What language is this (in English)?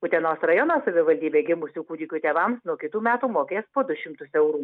Lithuanian